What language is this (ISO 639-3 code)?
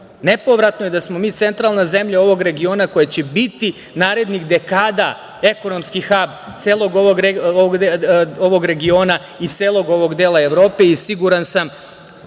srp